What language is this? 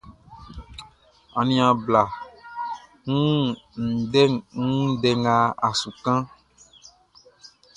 Baoulé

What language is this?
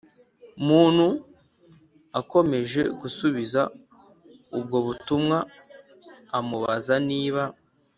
Kinyarwanda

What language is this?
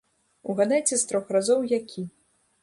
Belarusian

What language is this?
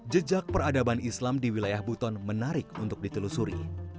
Indonesian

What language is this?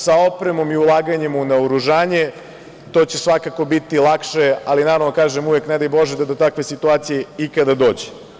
Serbian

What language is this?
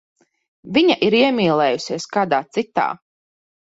Latvian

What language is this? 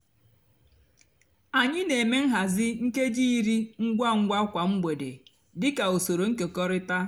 Igbo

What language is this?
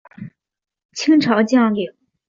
Chinese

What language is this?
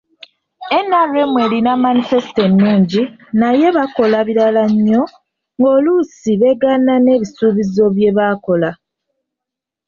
Ganda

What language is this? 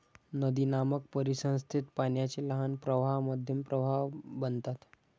Marathi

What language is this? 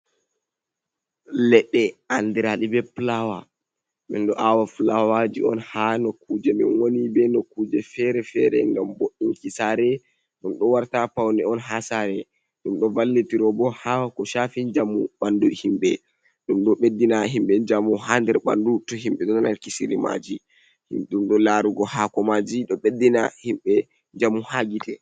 Fula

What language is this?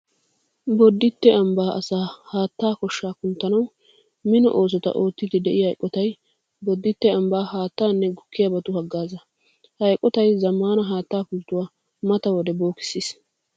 Wolaytta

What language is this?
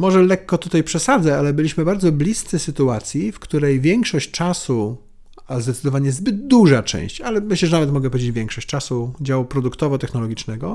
Polish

